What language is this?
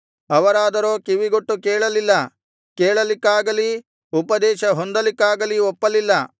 Kannada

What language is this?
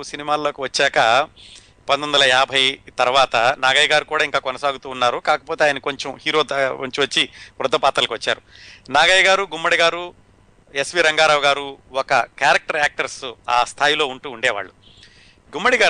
Telugu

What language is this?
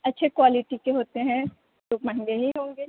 Urdu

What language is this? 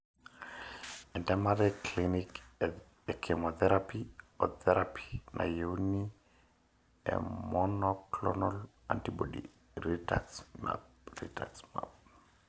Masai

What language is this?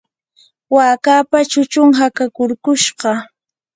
Yanahuanca Pasco Quechua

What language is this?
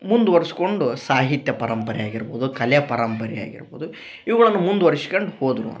Kannada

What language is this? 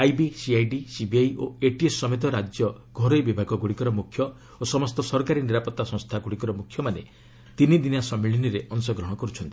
Odia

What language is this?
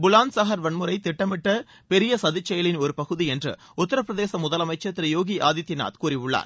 Tamil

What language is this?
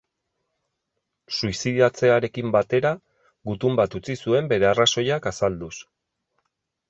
Basque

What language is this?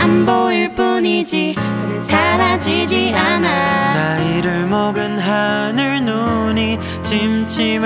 Korean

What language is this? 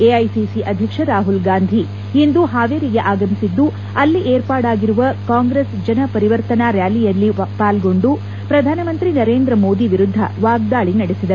Kannada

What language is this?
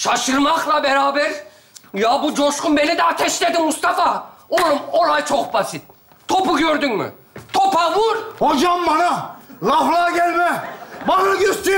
Turkish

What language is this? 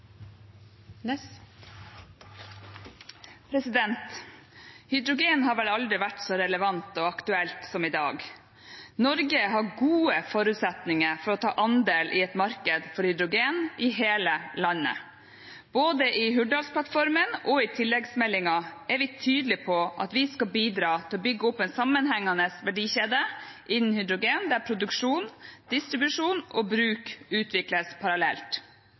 Norwegian Bokmål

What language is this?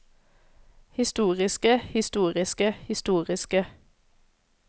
Norwegian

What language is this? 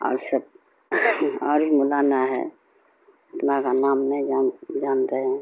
Urdu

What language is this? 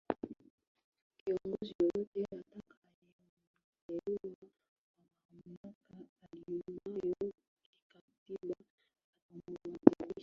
Swahili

